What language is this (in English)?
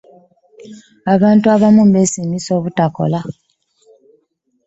Ganda